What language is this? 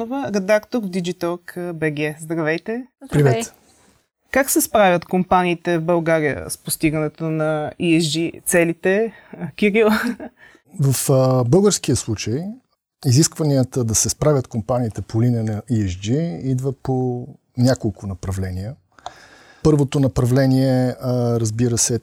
Bulgarian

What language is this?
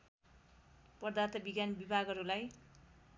Nepali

